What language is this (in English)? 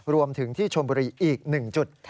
Thai